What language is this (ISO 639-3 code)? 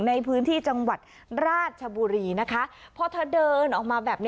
tha